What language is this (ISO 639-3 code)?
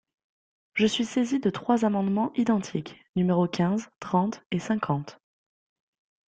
fra